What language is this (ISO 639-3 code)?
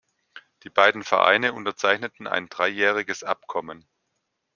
deu